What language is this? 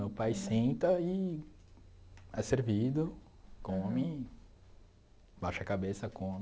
Portuguese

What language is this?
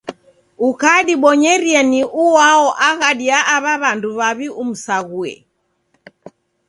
Taita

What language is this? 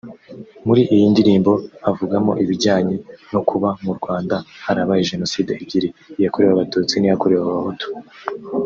Kinyarwanda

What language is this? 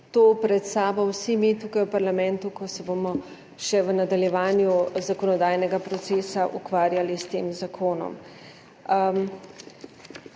Slovenian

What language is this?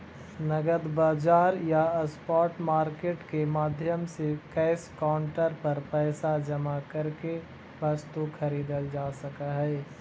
Magahi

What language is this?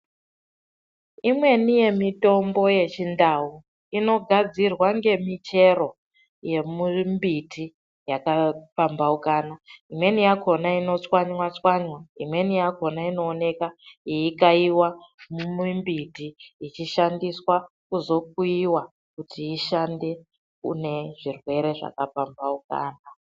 Ndau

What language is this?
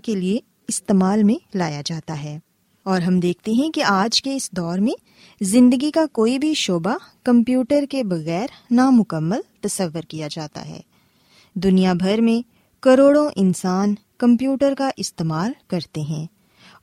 Urdu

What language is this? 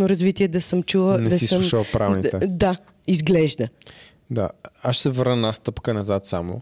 Bulgarian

